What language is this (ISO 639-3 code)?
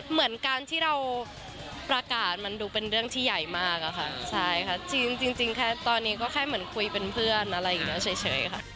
tha